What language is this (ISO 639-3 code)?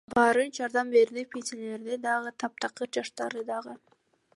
kir